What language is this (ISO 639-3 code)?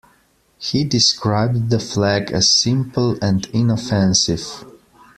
eng